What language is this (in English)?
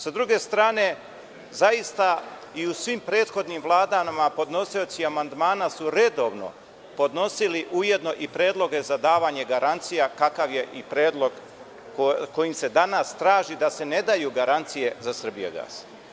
Serbian